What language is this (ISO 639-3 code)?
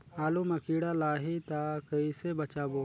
hne